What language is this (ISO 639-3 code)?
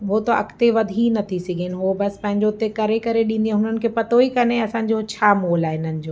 snd